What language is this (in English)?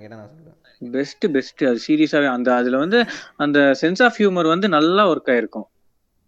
Telugu